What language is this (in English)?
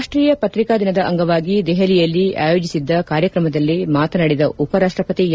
Kannada